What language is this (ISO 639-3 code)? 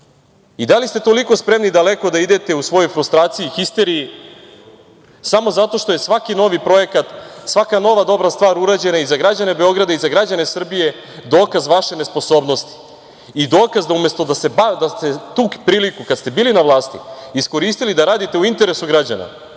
srp